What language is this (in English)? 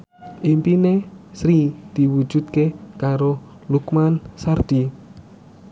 Javanese